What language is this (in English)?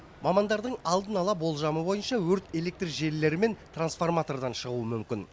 Kazakh